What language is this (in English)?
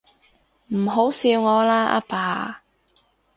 Cantonese